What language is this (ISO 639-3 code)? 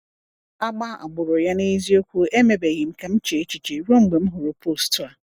ibo